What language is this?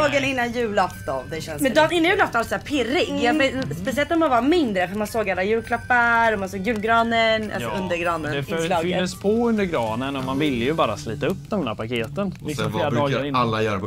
Swedish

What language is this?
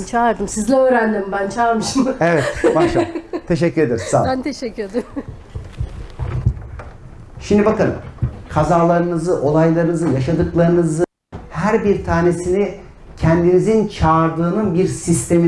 Turkish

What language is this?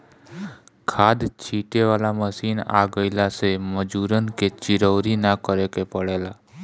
Bhojpuri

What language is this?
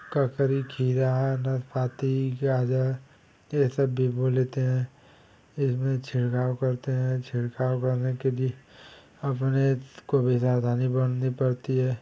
Hindi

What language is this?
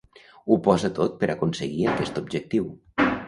Catalan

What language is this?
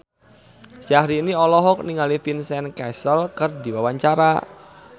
Sundanese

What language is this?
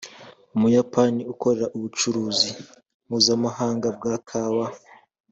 Kinyarwanda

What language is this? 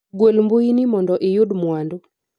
Luo (Kenya and Tanzania)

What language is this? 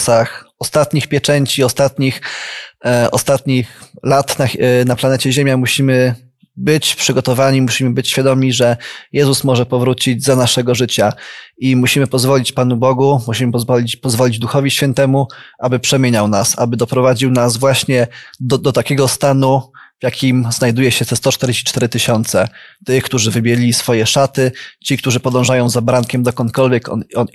Polish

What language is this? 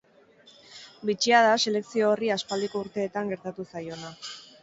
Basque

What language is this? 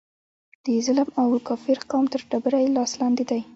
Pashto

